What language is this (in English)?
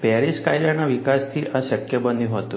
Gujarati